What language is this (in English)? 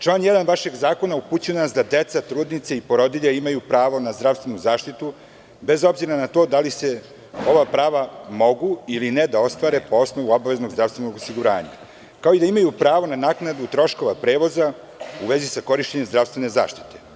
Serbian